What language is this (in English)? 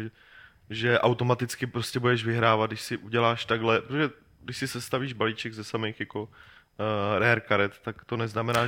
Czech